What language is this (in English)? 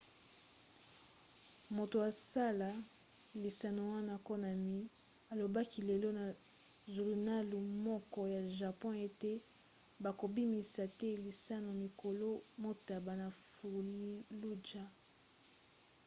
Lingala